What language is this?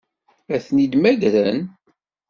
Kabyle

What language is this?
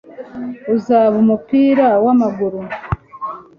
Kinyarwanda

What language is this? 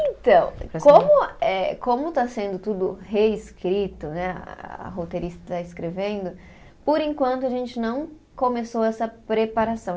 Portuguese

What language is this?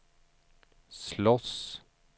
Swedish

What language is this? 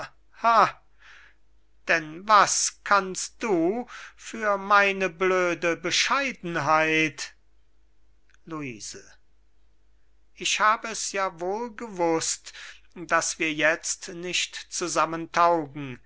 German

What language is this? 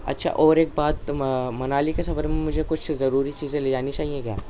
Urdu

